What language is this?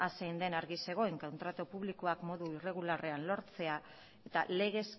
Basque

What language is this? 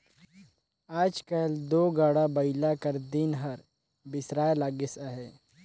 Chhattisgarhi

